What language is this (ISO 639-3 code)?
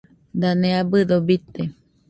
hux